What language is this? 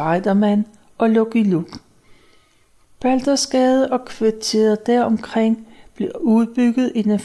Danish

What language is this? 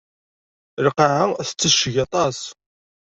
Kabyle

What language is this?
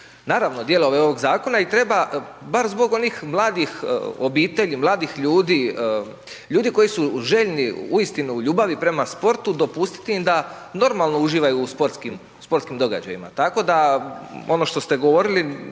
Croatian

